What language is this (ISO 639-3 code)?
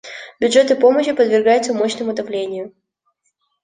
rus